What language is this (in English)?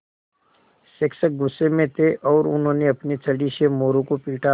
Hindi